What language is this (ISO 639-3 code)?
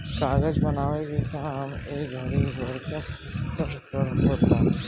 bho